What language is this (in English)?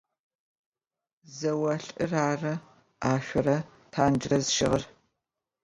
Adyghe